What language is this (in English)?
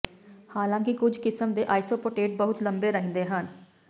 Punjabi